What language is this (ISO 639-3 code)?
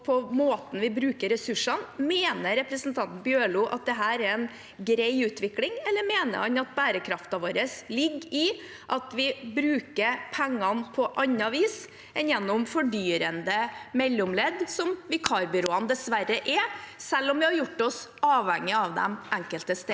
nor